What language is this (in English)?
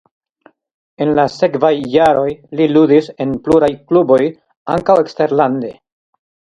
Esperanto